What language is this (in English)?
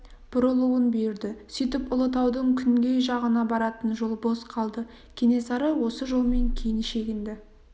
Kazakh